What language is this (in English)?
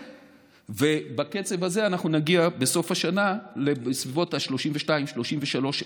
Hebrew